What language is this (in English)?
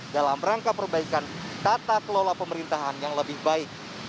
Indonesian